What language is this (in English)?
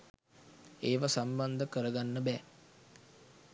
Sinhala